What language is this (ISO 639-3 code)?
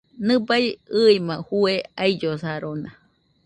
hux